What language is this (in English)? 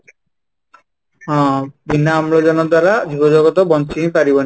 Odia